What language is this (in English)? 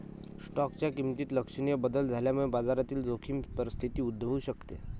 Marathi